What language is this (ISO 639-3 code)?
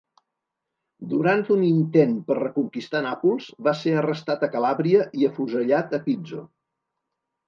cat